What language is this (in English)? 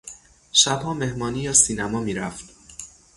Persian